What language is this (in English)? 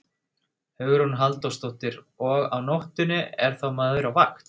Icelandic